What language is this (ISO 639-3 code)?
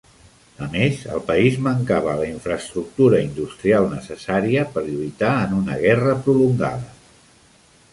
cat